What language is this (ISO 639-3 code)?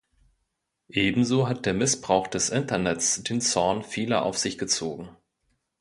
deu